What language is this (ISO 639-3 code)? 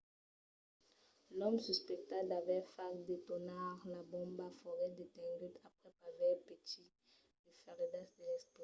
oci